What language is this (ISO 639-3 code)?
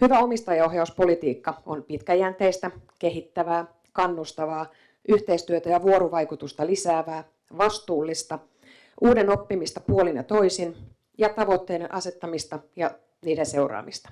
fin